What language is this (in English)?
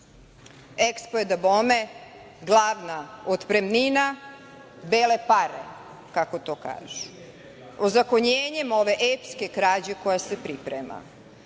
Serbian